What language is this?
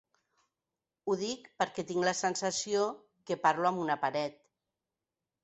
Catalan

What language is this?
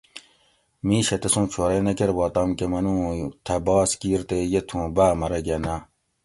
Gawri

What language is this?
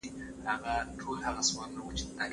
Pashto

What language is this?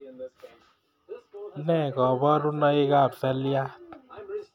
Kalenjin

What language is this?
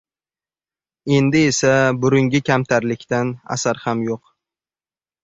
Uzbek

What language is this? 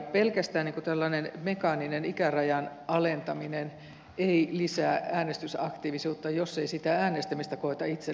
Finnish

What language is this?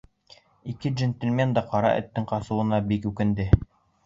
Bashkir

